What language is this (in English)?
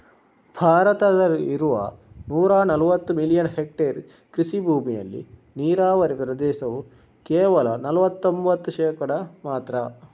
Kannada